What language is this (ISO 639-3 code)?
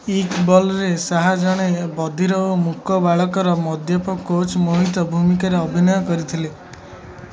ori